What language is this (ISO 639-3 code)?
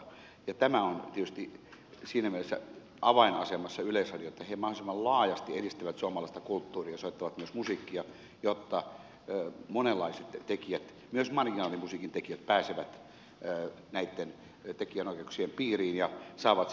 fin